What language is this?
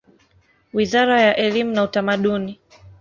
Swahili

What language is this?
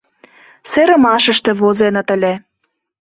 Mari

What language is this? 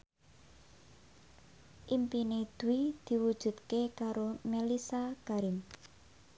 Javanese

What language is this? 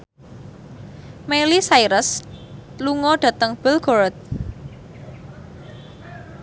Javanese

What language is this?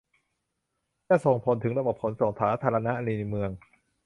Thai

